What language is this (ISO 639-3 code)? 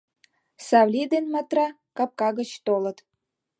chm